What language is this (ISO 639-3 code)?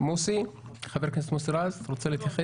heb